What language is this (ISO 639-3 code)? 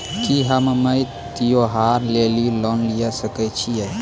mai